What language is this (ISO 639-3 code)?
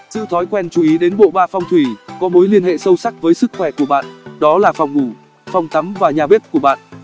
vie